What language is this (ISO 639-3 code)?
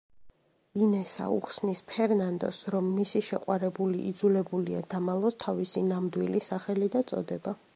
kat